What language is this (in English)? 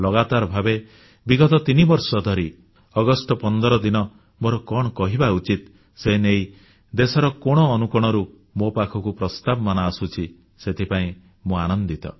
Odia